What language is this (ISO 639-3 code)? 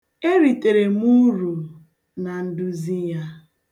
ibo